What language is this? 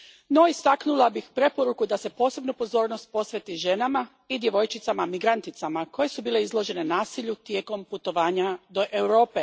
Croatian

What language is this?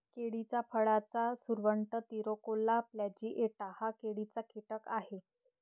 Marathi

